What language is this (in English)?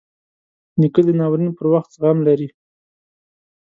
Pashto